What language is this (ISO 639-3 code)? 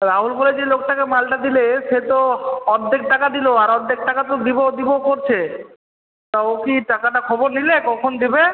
ben